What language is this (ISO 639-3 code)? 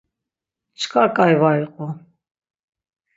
lzz